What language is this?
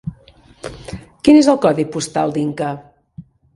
Catalan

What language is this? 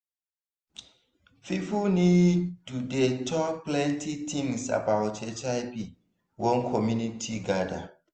Nigerian Pidgin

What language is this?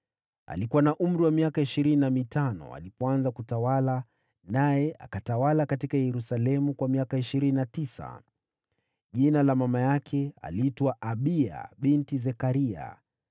Swahili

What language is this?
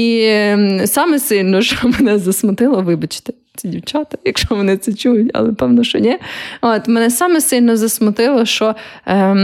Ukrainian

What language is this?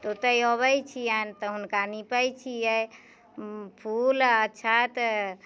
Maithili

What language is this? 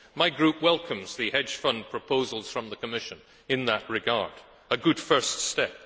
English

